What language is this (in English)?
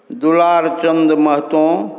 Maithili